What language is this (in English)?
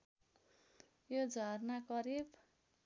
Nepali